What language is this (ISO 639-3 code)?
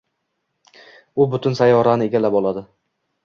uzb